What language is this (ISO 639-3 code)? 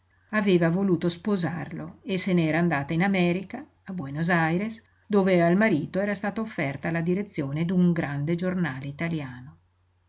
ita